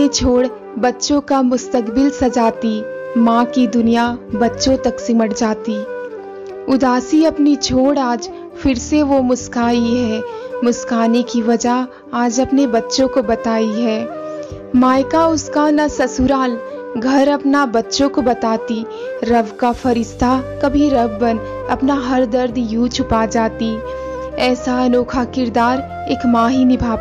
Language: Hindi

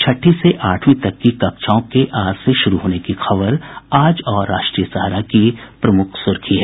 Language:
Hindi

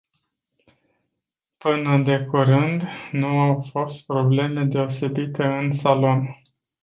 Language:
Romanian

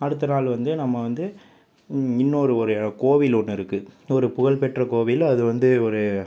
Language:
Tamil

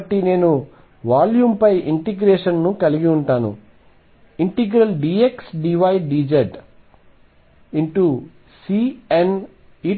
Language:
Telugu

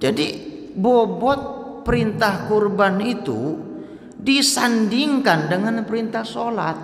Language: Indonesian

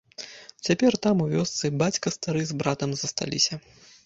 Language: Belarusian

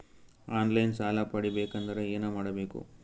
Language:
Kannada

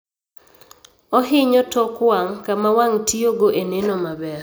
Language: Luo (Kenya and Tanzania)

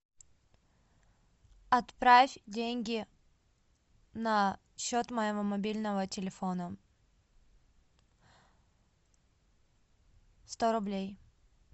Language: Russian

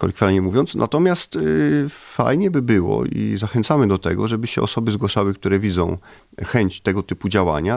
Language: Polish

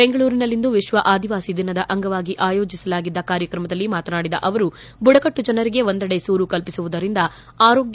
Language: Kannada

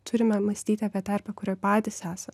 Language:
Lithuanian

